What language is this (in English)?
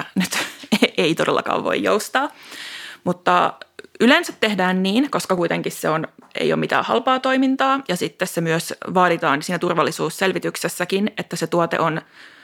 Finnish